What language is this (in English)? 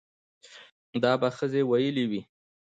Pashto